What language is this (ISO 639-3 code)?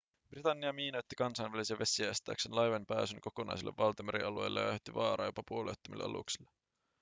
fin